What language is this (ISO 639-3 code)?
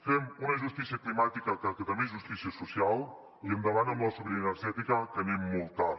cat